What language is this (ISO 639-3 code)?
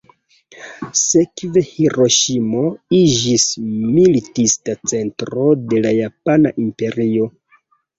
epo